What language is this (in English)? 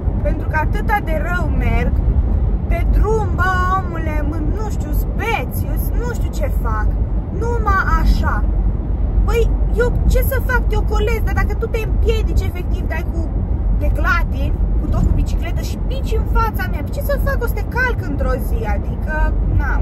Romanian